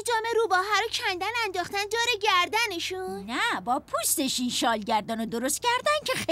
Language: Persian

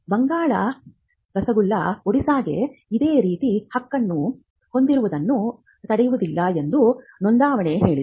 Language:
Kannada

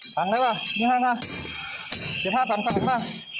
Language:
Thai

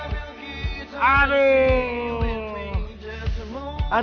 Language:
Indonesian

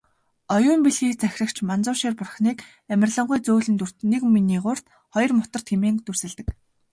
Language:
Mongolian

